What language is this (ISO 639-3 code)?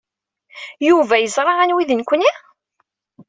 kab